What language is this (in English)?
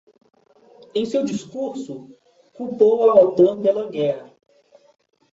Portuguese